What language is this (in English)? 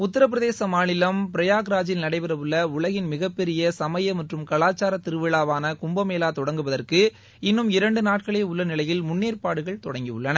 Tamil